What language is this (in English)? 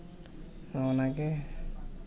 Santali